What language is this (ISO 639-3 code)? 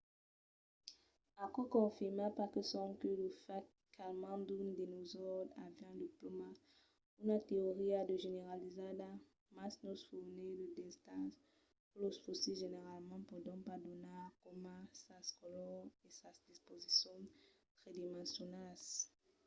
oci